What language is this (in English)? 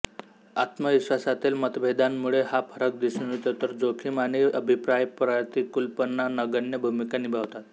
Marathi